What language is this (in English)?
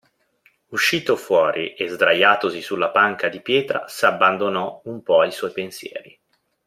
Italian